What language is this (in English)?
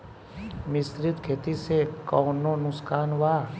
Bhojpuri